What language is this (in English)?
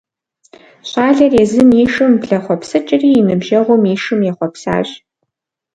Kabardian